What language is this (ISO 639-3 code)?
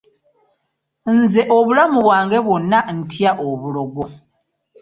lug